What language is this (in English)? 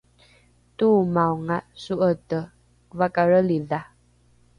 Rukai